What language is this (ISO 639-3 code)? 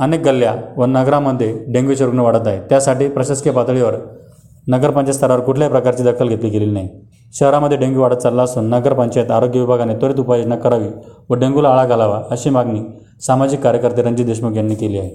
mar